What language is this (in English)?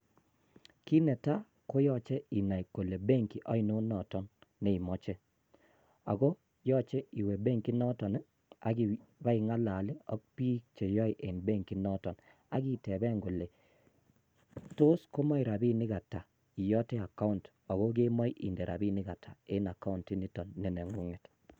Kalenjin